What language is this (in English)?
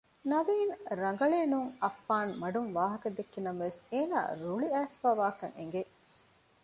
Divehi